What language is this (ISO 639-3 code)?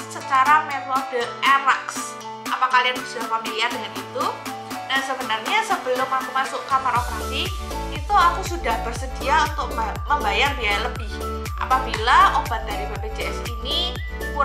ind